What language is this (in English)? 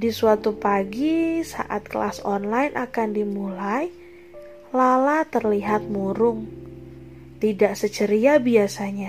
Indonesian